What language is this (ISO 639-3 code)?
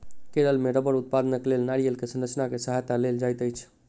mai